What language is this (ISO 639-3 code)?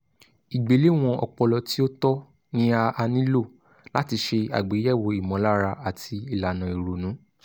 yor